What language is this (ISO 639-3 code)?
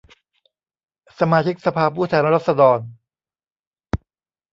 tha